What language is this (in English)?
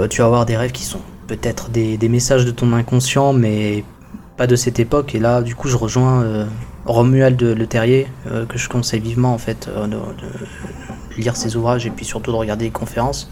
French